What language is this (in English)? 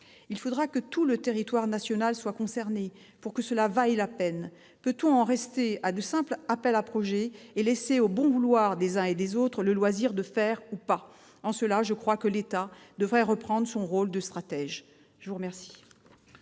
French